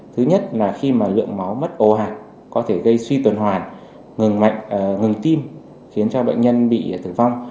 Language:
Vietnamese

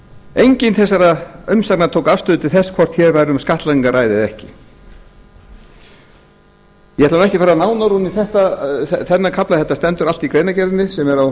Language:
Icelandic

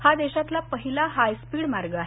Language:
Marathi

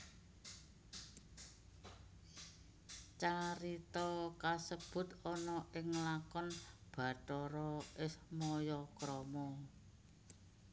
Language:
Javanese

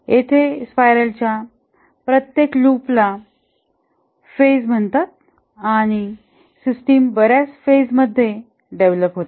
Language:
Marathi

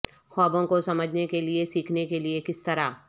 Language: Urdu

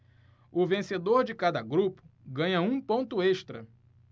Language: Portuguese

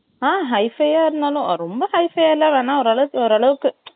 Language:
Tamil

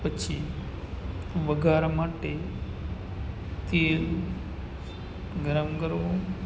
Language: Gujarati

